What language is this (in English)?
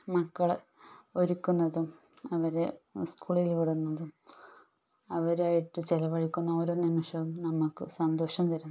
Malayalam